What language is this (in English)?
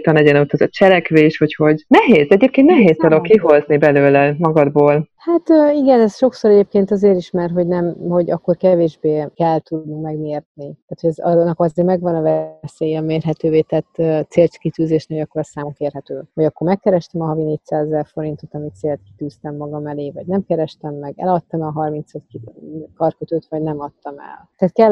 Hungarian